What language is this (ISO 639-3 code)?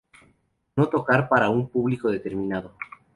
spa